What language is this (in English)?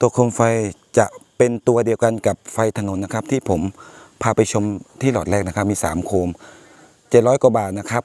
Thai